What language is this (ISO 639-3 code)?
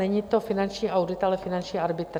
ces